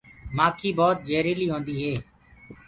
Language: Gurgula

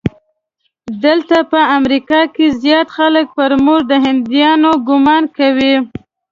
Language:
Pashto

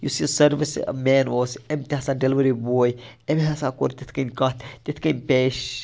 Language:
Kashmiri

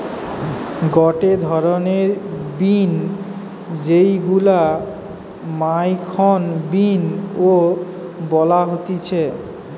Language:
Bangla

